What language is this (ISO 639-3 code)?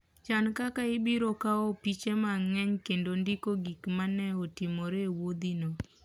luo